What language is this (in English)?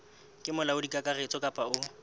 Southern Sotho